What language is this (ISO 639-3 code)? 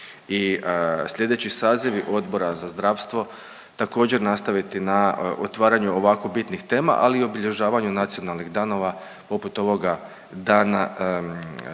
hrv